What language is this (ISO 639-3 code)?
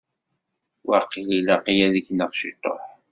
kab